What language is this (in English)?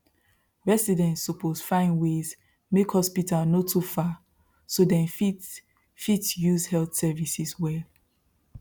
Nigerian Pidgin